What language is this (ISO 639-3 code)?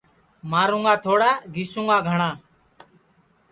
ssi